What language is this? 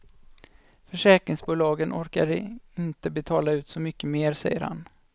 Swedish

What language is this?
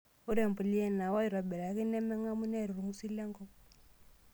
Masai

